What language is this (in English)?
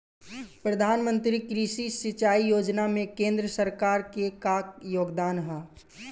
Bhojpuri